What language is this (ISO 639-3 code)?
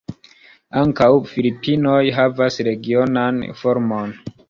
epo